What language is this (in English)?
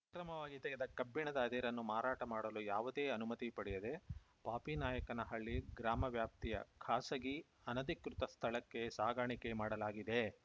Kannada